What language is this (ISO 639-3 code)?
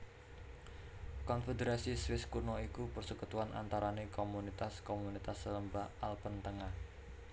jav